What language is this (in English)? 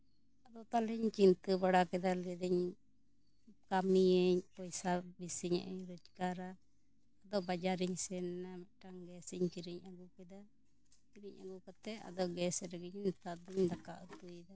Santali